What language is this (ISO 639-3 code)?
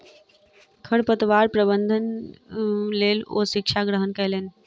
mai